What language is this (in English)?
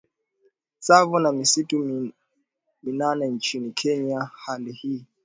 Swahili